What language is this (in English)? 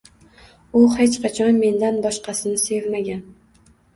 Uzbek